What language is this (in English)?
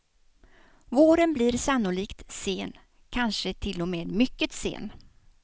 Swedish